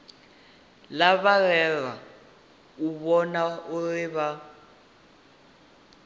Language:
Venda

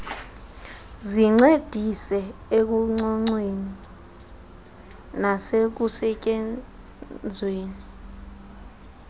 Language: Xhosa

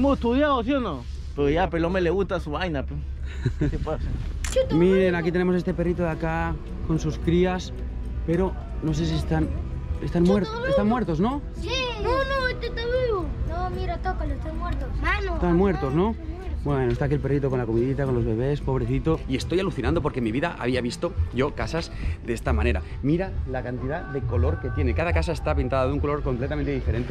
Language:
Spanish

